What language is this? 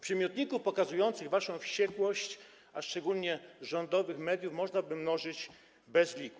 Polish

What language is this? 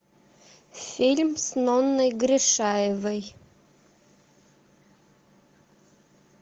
Russian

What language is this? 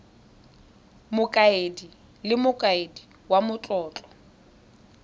Tswana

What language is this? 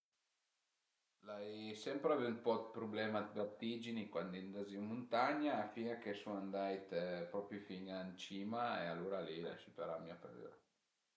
Piedmontese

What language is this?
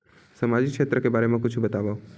Chhattisgarhi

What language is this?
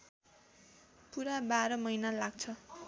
Nepali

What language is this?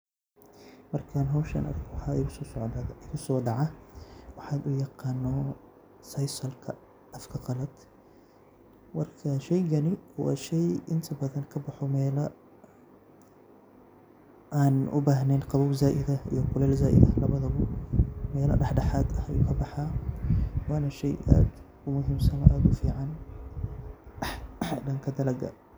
Somali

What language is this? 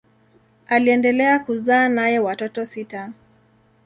Swahili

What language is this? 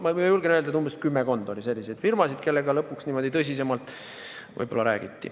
Estonian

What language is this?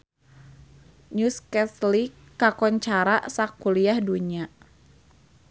Sundanese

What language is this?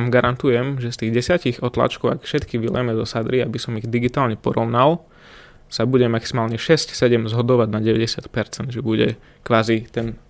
Slovak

